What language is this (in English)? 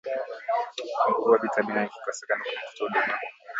Swahili